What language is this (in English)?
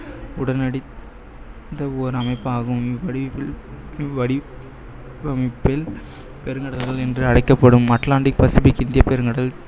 Tamil